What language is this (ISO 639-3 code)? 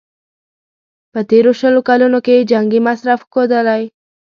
pus